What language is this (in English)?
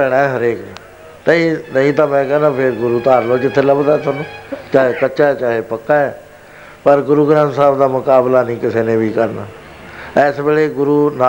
Punjabi